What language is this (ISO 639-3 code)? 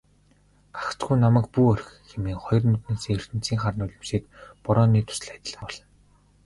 mon